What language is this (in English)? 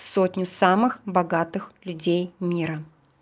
Russian